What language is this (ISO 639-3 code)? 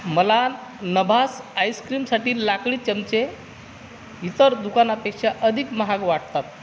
mar